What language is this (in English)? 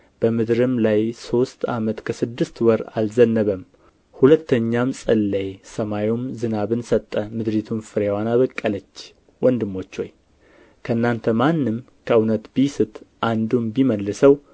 Amharic